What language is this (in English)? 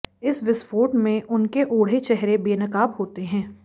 Hindi